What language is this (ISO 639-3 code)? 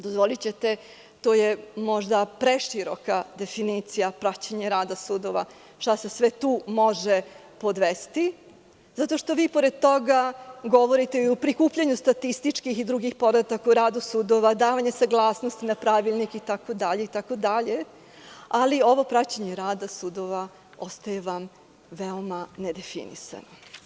srp